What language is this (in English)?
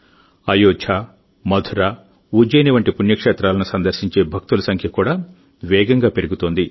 Telugu